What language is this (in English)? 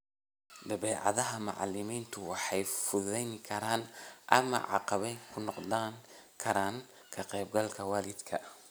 Somali